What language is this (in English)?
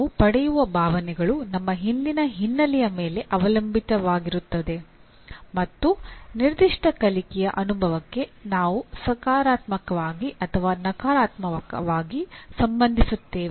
Kannada